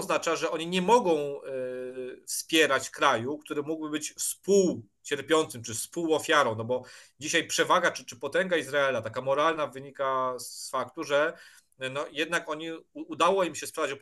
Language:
Polish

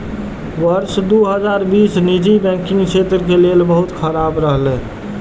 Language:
Maithili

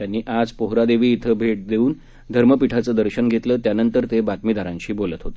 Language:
Marathi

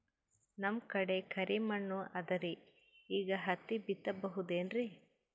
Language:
Kannada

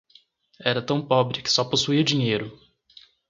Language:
Portuguese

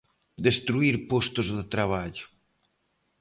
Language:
Galician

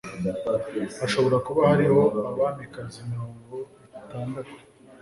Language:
Kinyarwanda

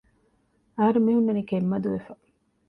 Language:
Divehi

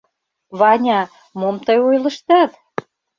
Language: Mari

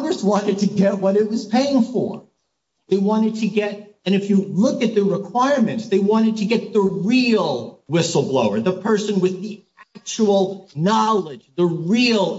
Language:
English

